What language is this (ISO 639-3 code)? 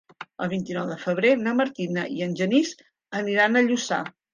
cat